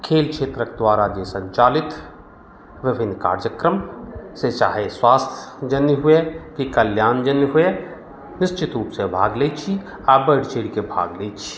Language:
Maithili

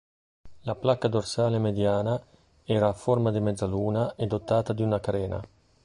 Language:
Italian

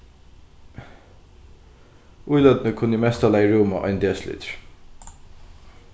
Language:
Faroese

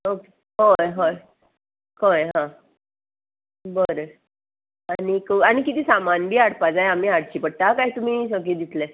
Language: Konkani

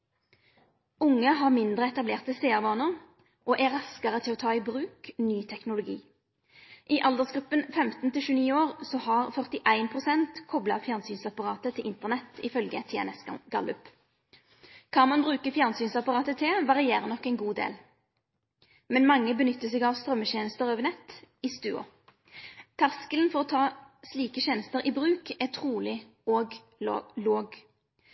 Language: Norwegian Nynorsk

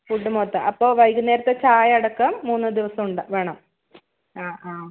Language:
Malayalam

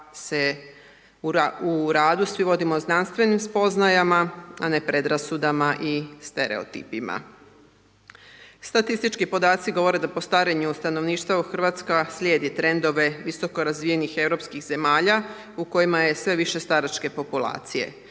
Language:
Croatian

